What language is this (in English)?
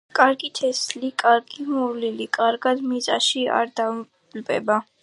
Georgian